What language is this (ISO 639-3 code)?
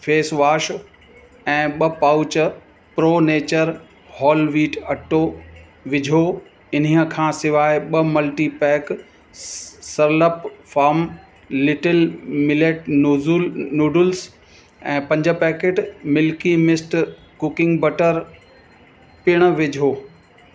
snd